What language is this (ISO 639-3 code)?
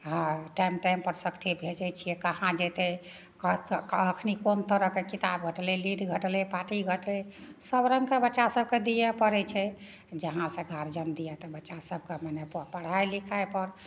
mai